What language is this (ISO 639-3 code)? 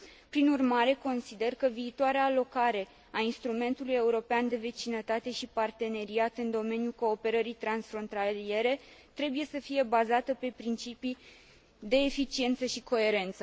ron